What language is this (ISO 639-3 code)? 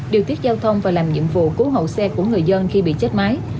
vie